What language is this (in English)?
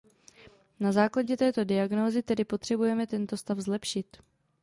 Czech